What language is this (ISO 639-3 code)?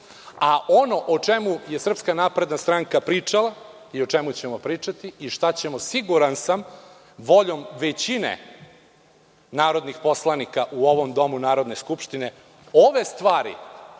srp